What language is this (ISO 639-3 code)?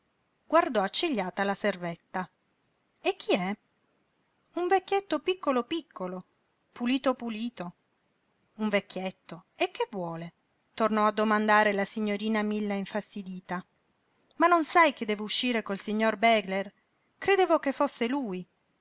ita